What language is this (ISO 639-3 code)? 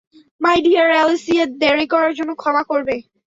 ben